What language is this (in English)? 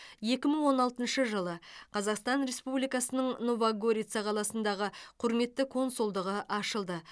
Kazakh